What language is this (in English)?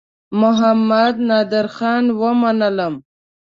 Pashto